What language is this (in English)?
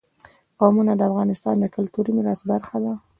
Pashto